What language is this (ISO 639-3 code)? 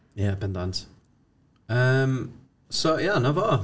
cym